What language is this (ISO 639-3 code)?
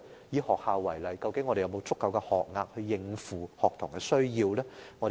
yue